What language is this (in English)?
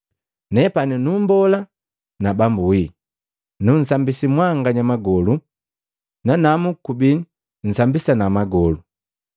Matengo